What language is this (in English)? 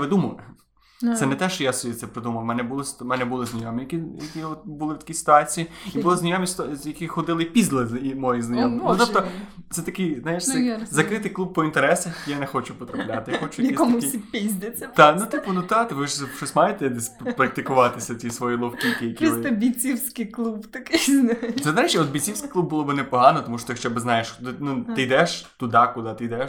Ukrainian